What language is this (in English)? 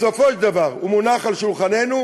Hebrew